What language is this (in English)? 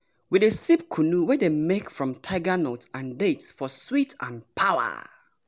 Nigerian Pidgin